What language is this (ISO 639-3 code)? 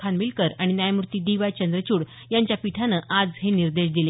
mar